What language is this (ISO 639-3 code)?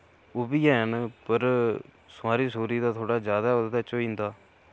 doi